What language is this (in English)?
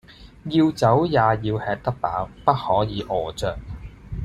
Cantonese